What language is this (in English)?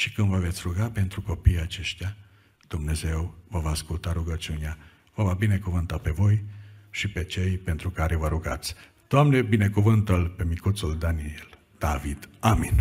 Romanian